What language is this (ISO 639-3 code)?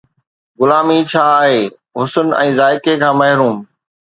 snd